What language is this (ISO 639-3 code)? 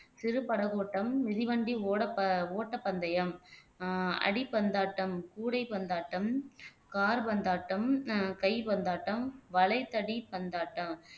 tam